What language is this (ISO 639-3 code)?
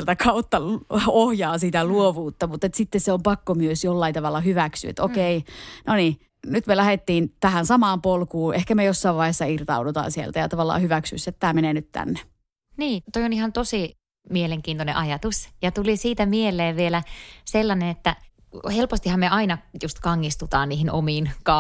fin